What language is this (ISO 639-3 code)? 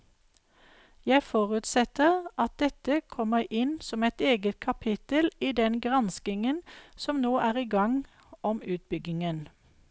nor